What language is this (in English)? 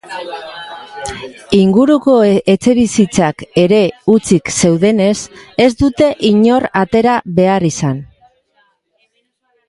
Basque